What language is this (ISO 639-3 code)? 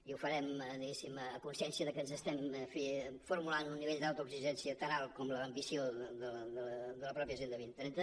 cat